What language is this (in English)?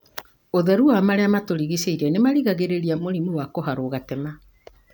Kikuyu